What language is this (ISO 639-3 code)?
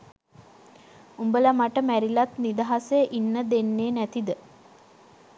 sin